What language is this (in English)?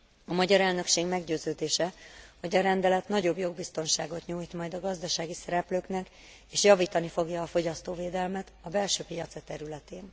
Hungarian